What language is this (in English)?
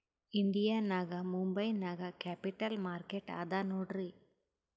Kannada